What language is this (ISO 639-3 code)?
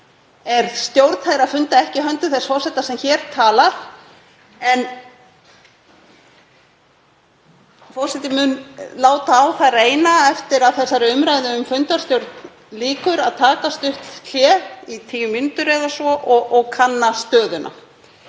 isl